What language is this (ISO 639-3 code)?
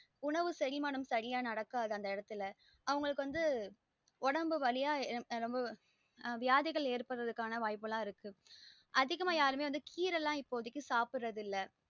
tam